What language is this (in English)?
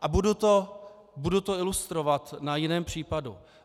Czech